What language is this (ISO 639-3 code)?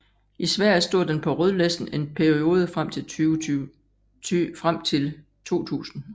dan